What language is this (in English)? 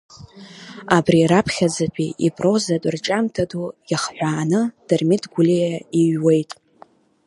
Abkhazian